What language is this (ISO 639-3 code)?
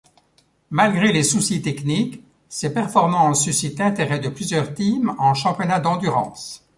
fra